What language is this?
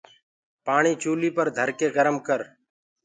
Gurgula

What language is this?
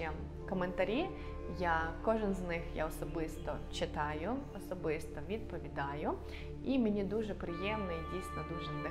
Ukrainian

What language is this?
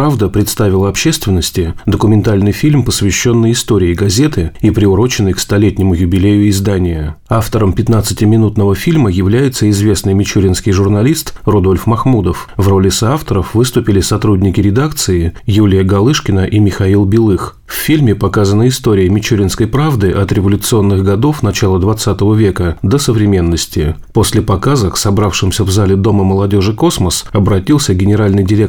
Russian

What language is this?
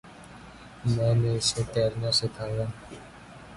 Urdu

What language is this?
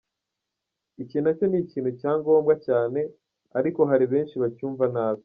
Kinyarwanda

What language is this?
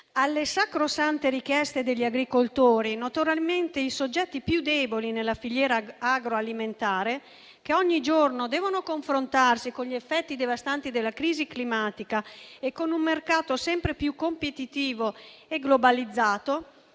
Italian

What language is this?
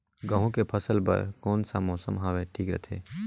Chhattisgarhi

